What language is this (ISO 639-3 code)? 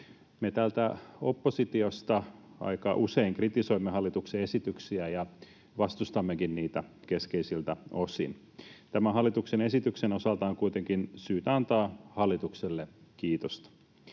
fin